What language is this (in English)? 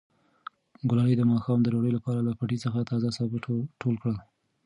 Pashto